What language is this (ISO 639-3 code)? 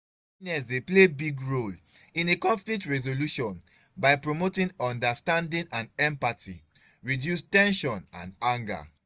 pcm